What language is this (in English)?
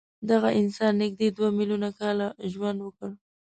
Pashto